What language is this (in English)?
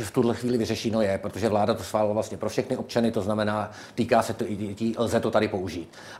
Czech